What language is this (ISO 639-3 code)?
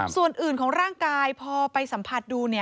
tha